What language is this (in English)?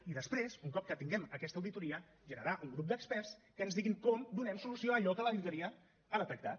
Catalan